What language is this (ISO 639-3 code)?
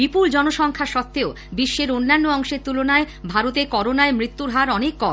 ben